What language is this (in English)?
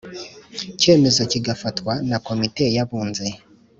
Kinyarwanda